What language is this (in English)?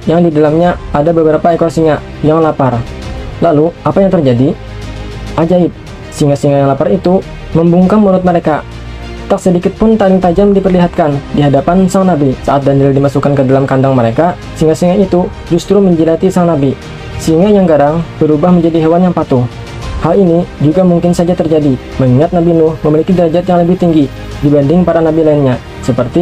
Indonesian